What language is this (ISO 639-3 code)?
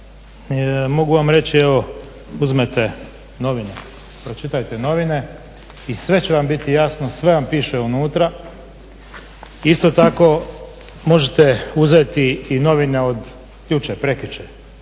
hrv